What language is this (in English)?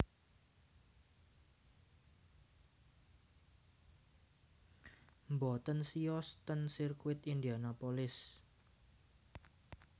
Javanese